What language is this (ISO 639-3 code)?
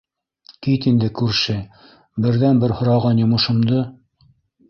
bak